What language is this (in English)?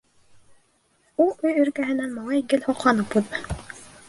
Bashkir